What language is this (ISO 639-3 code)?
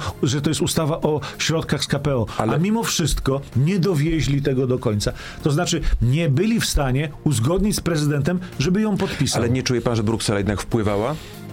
pol